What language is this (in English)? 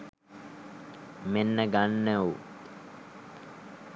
Sinhala